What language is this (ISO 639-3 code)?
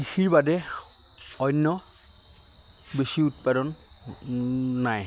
asm